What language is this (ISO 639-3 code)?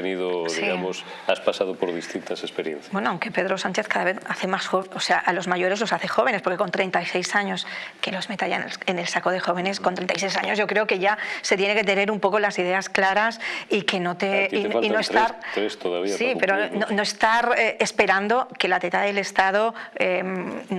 spa